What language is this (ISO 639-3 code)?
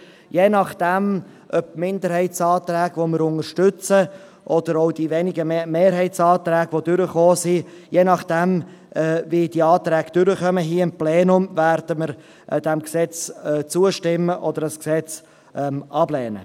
gsw